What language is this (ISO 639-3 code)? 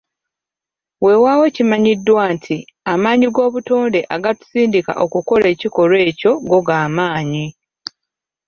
lug